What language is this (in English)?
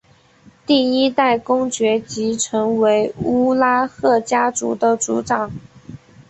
Chinese